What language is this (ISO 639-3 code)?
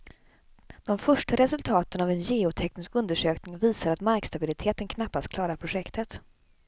swe